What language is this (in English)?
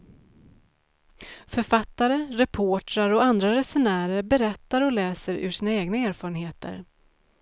Swedish